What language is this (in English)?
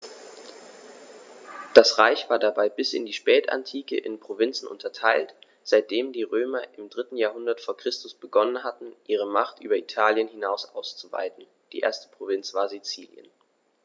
German